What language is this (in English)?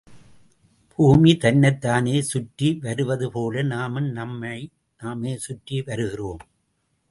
Tamil